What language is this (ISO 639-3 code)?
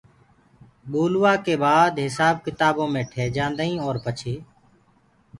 ggg